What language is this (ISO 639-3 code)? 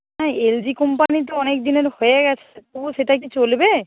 ben